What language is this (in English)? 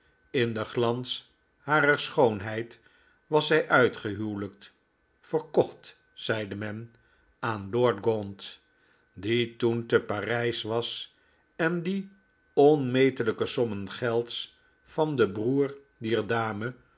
Dutch